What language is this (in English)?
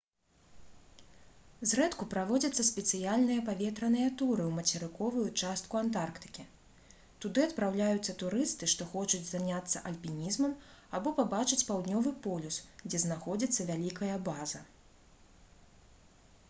Belarusian